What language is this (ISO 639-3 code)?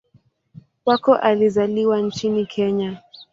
swa